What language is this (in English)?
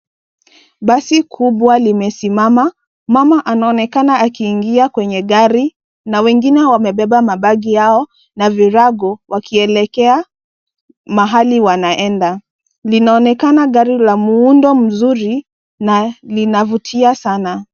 Swahili